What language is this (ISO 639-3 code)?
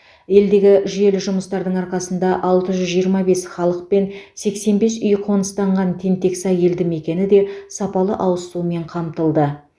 kaz